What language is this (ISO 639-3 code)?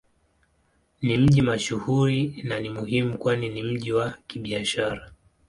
swa